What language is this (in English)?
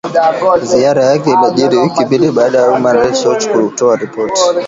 Swahili